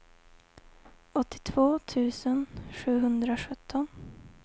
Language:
Swedish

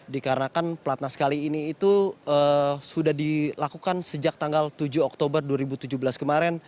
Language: Indonesian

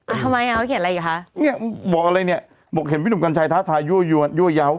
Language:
Thai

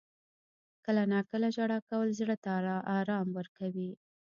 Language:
Pashto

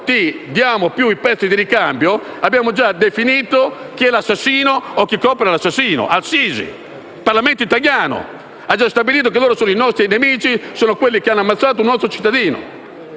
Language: Italian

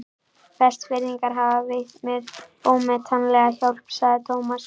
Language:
Icelandic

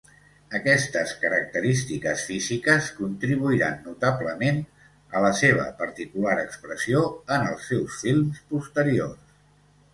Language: Catalan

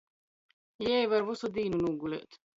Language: Latgalian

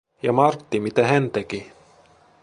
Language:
Finnish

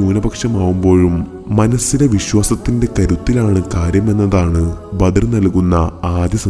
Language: Malayalam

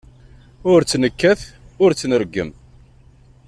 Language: Kabyle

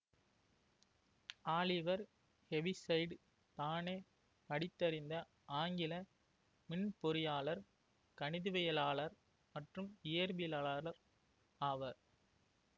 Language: Tamil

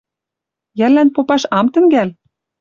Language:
Western Mari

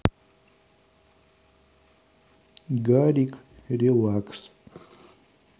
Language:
Russian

